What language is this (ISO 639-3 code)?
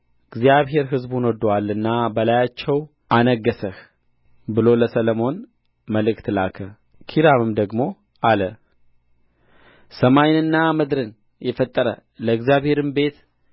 amh